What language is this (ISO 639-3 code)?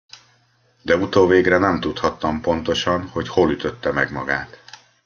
hun